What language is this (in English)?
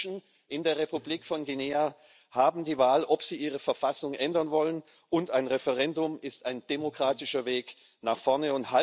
German